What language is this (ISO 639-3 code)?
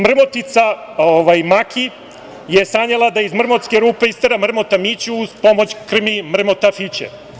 srp